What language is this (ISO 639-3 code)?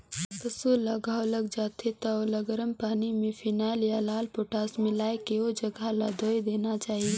hne